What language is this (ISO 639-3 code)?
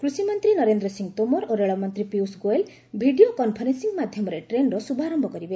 ori